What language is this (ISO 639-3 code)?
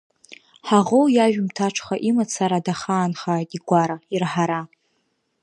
abk